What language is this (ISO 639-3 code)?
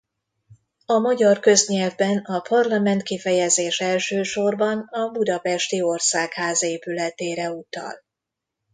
hun